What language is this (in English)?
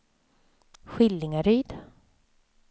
Swedish